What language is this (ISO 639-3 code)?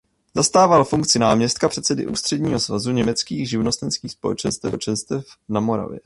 ces